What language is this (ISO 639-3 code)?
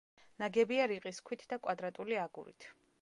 kat